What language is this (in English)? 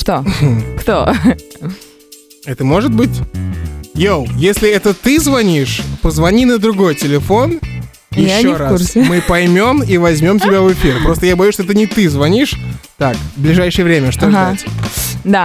Russian